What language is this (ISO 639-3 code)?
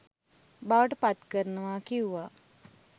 sin